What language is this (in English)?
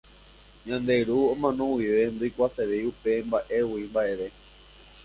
Guarani